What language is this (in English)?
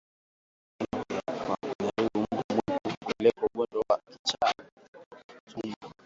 Swahili